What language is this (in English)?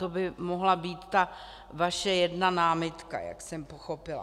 Czech